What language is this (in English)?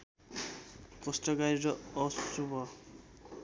Nepali